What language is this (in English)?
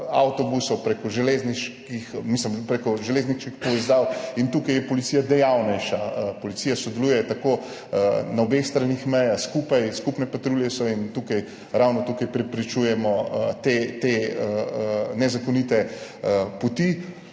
Slovenian